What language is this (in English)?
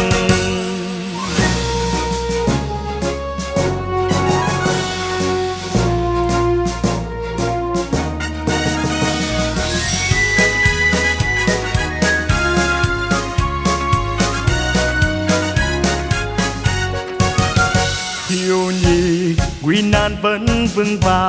Vietnamese